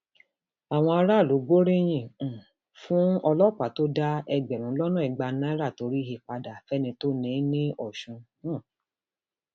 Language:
Yoruba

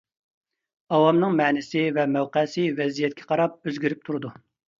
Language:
Uyghur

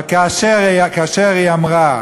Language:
Hebrew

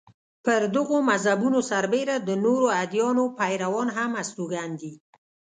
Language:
Pashto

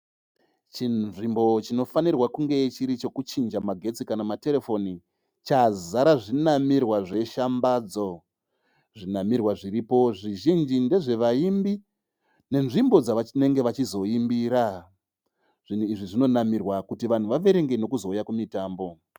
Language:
Shona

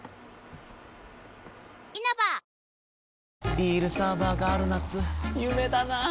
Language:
Japanese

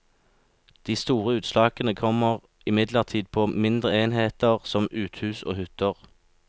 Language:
Norwegian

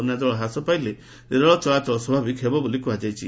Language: Odia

